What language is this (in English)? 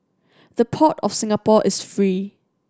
English